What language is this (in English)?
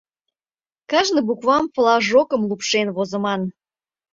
Mari